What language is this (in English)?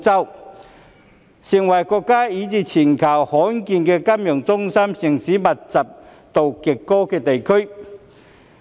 Cantonese